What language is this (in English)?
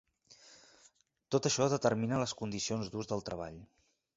Catalan